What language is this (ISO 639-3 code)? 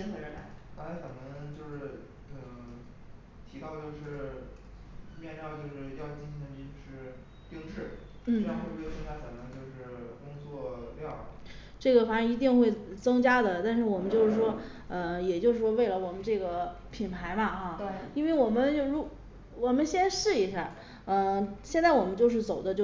zho